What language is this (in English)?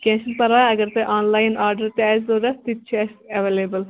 Kashmiri